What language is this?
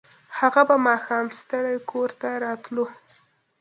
Pashto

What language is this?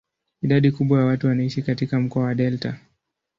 Swahili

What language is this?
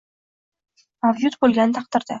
Uzbek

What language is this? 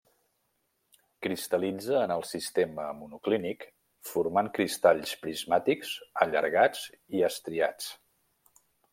Catalan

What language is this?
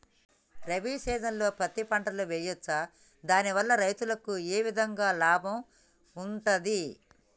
Telugu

